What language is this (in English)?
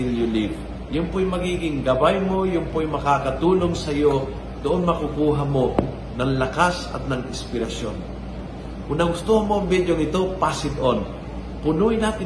Filipino